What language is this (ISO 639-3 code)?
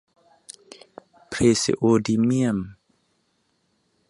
tha